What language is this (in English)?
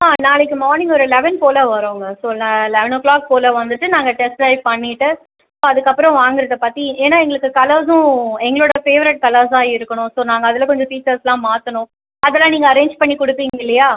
Tamil